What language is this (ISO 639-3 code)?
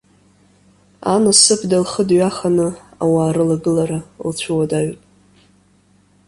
abk